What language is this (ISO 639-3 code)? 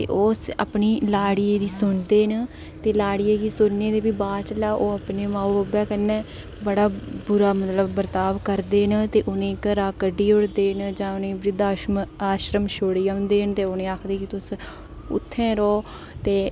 doi